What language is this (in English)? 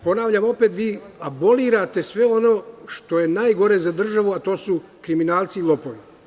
Serbian